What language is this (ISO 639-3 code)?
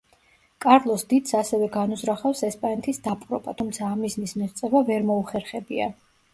kat